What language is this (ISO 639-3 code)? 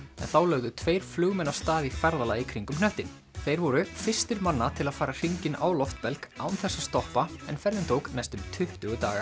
isl